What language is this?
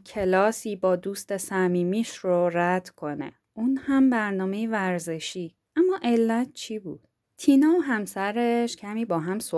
Persian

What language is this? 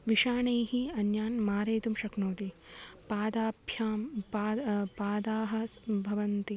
Sanskrit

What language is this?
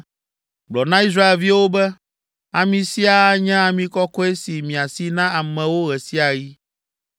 Ewe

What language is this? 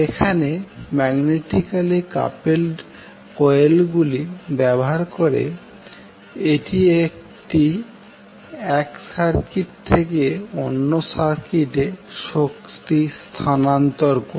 Bangla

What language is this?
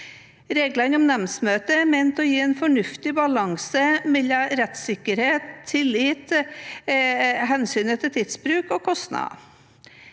Norwegian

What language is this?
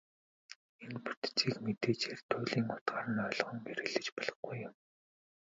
Mongolian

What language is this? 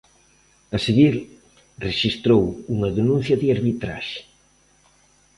Galician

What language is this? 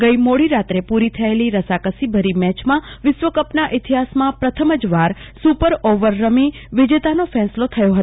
Gujarati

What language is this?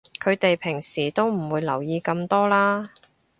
Cantonese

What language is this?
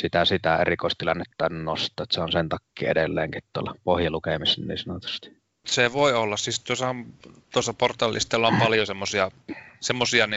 Finnish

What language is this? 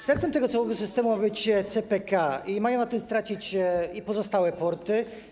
Polish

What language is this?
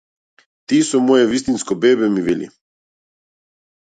Macedonian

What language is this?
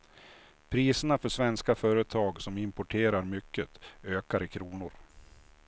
Swedish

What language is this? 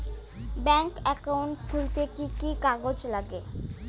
Bangla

